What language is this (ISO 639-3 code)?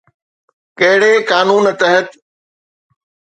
snd